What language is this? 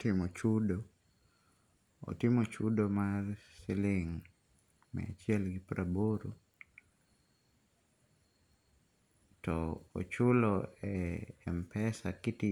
Luo (Kenya and Tanzania)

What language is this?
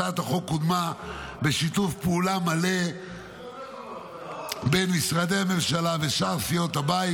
Hebrew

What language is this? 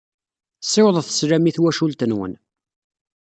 Kabyle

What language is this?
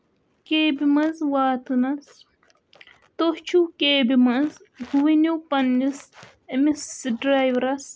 Kashmiri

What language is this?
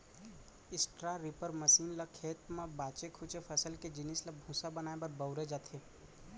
Chhattisgarhi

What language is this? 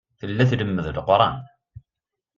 Kabyle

